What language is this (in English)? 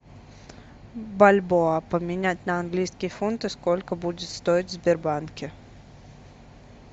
Russian